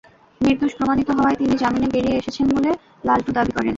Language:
Bangla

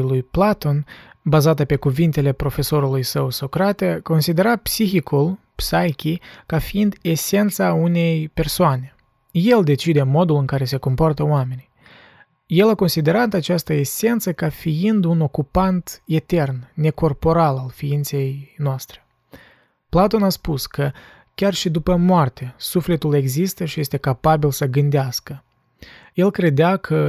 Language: Romanian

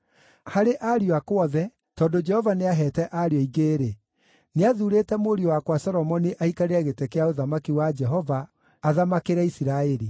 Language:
Kikuyu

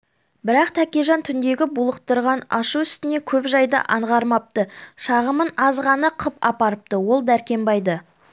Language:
Kazakh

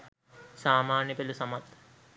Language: Sinhala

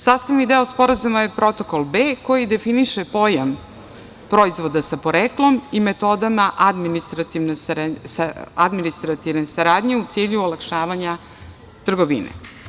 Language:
Serbian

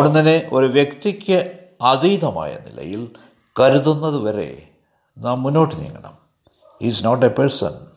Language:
Malayalam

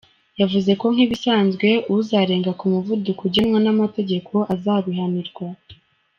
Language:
Kinyarwanda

